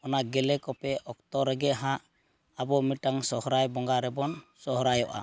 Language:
Santali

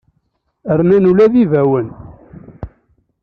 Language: Kabyle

